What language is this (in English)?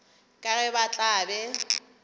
Northern Sotho